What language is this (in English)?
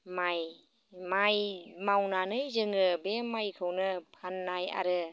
Bodo